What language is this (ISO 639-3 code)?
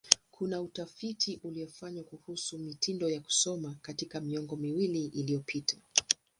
swa